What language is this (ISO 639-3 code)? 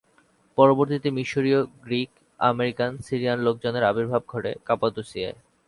ben